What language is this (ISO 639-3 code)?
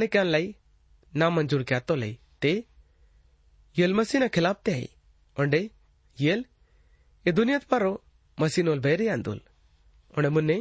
hin